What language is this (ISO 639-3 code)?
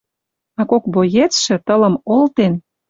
mrj